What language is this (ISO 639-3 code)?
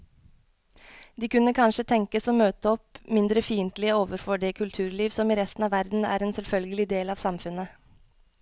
nor